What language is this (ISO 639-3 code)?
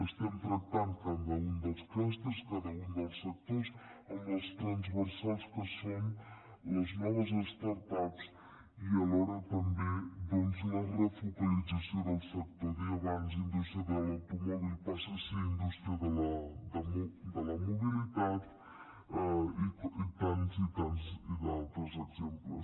cat